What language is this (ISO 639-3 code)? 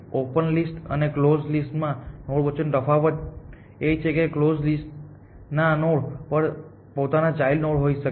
guj